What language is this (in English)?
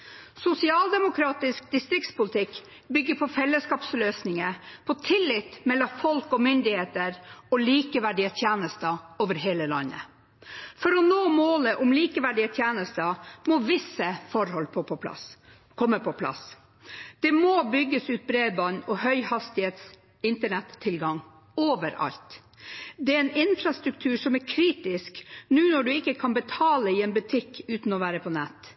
Norwegian Bokmål